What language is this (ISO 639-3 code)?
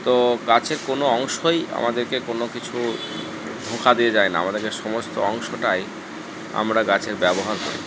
ben